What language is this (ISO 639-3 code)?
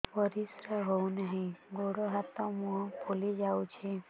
ori